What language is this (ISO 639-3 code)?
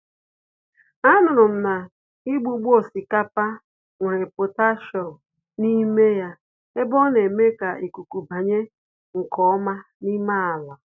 ibo